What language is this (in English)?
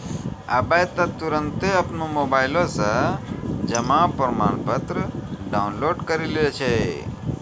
Maithili